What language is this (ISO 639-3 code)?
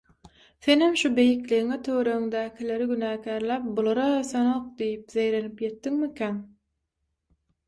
tuk